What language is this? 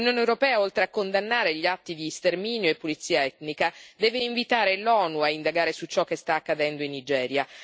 Italian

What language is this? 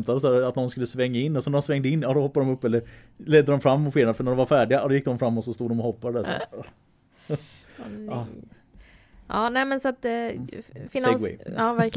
Swedish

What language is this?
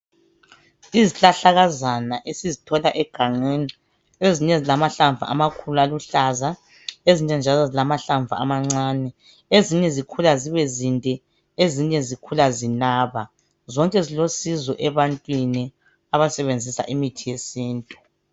North Ndebele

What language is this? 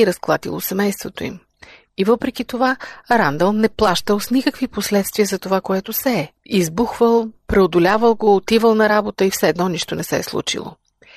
Bulgarian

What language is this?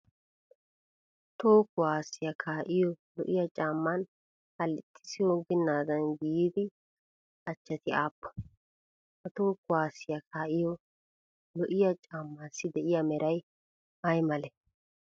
Wolaytta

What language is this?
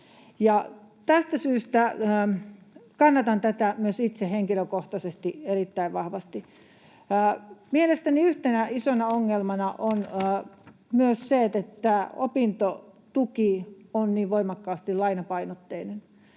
Finnish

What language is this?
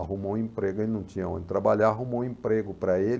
Portuguese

